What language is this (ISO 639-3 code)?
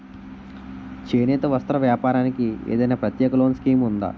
tel